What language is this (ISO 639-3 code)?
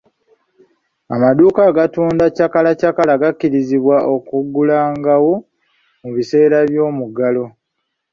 lug